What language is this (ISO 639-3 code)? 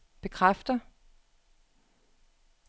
dan